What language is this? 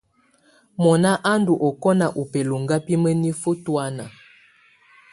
Tunen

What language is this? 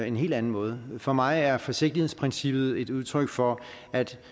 Danish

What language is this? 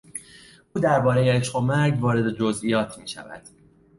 Persian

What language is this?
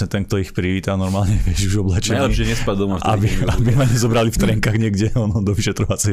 Slovak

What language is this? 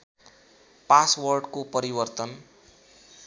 Nepali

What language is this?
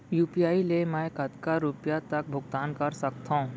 Chhattisgarhi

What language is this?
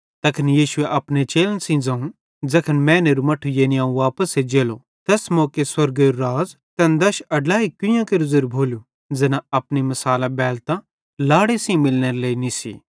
Bhadrawahi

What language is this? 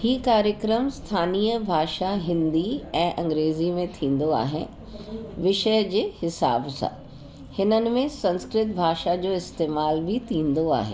Sindhi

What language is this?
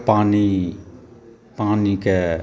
Maithili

